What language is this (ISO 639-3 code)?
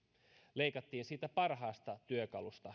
fin